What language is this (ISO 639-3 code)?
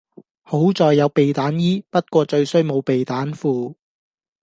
yue